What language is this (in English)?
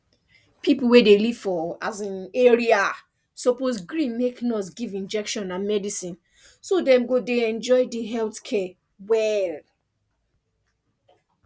Nigerian Pidgin